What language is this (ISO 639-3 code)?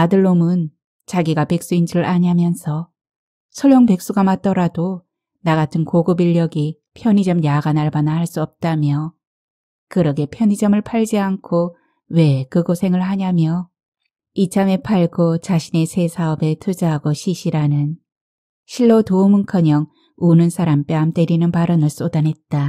kor